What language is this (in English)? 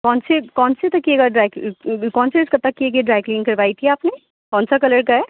Urdu